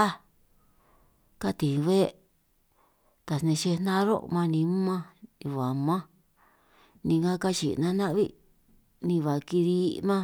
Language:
San Martín Itunyoso Triqui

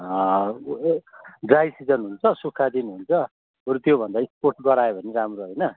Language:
Nepali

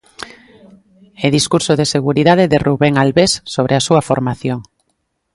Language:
Galician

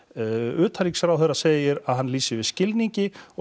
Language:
Icelandic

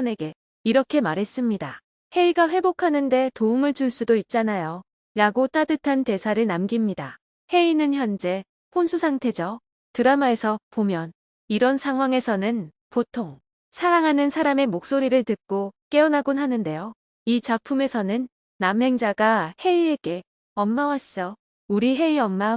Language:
Korean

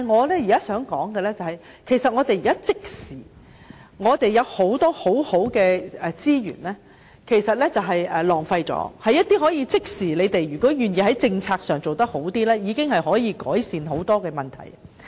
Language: Cantonese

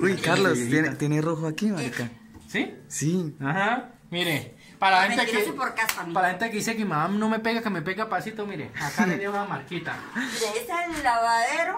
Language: Spanish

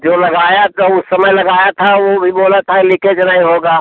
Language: Hindi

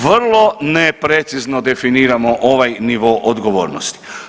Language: Croatian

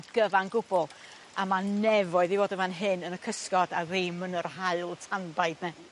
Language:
Welsh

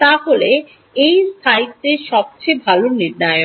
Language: Bangla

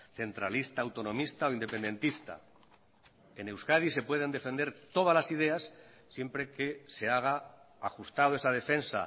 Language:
Spanish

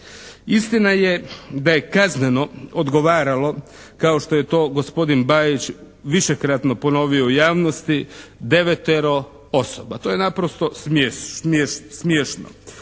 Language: Croatian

